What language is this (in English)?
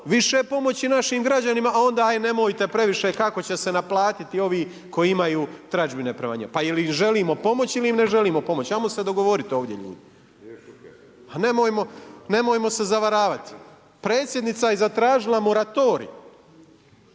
Croatian